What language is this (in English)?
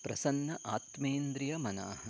Sanskrit